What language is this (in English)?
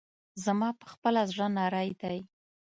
Pashto